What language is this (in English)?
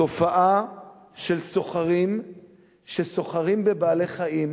Hebrew